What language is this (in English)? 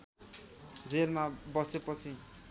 Nepali